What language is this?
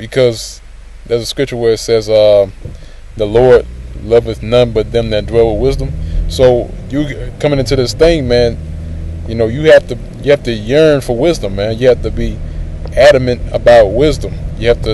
English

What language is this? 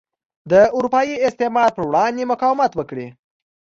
Pashto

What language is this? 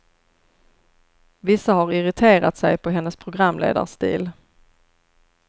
Swedish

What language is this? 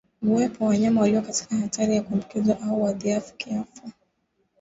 Swahili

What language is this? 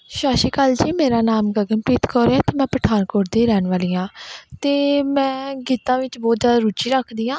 Punjabi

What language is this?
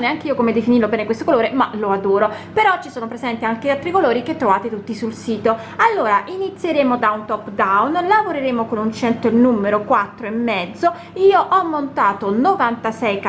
Italian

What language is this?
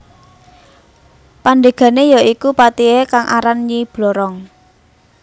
Javanese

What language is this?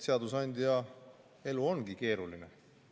Estonian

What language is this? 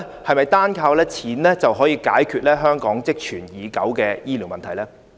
Cantonese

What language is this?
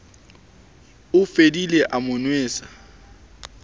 Southern Sotho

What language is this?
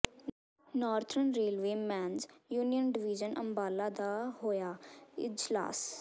Punjabi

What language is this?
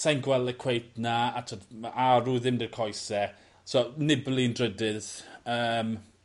Welsh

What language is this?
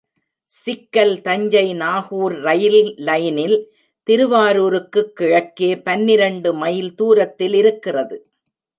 Tamil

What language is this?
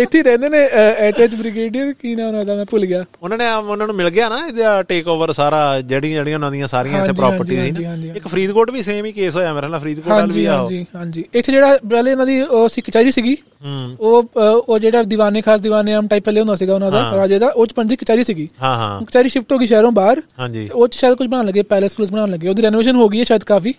Punjabi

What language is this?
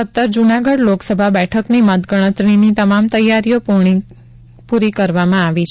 Gujarati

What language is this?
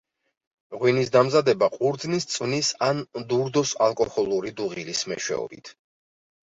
Georgian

